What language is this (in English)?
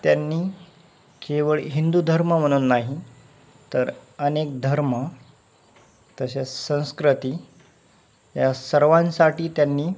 Marathi